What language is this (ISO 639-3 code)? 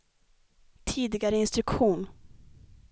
swe